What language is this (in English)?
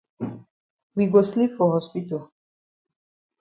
Cameroon Pidgin